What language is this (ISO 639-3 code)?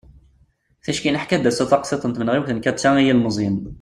kab